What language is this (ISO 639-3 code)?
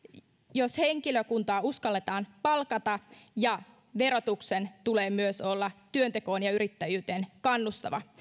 fin